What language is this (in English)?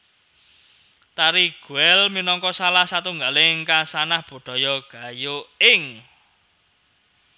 Javanese